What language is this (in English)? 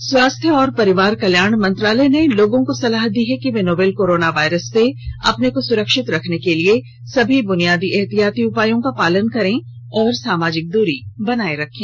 Hindi